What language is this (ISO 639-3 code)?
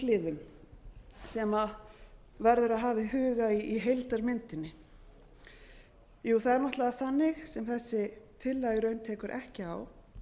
isl